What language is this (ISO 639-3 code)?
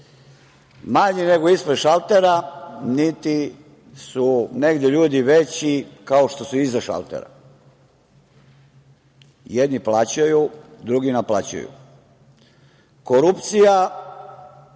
srp